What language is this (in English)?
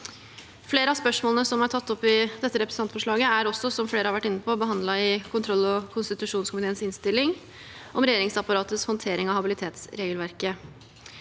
Norwegian